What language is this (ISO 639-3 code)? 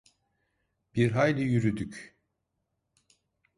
tur